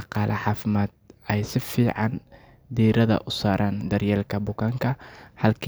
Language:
Somali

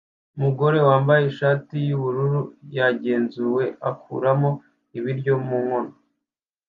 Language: Kinyarwanda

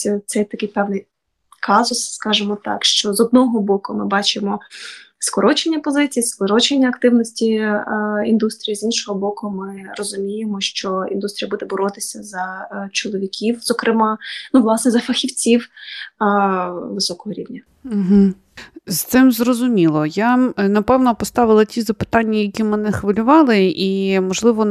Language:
Ukrainian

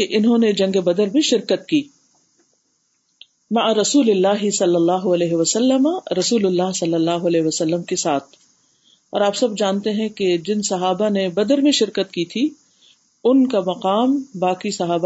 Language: Urdu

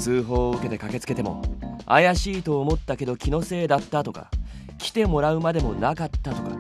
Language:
Japanese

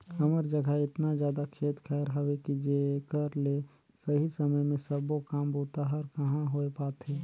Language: Chhattisgarhi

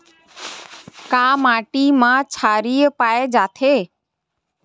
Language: Chhattisgarhi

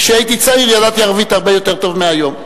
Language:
Hebrew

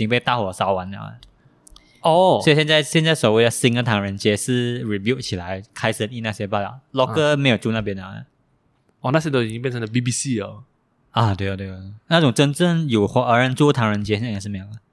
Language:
Chinese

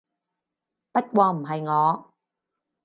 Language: Cantonese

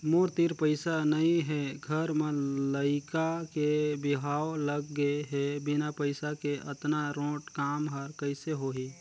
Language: Chhattisgarhi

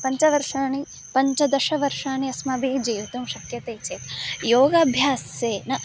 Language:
Sanskrit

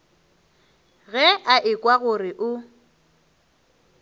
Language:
Northern Sotho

